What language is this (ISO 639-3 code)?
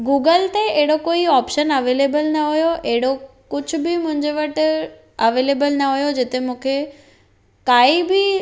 snd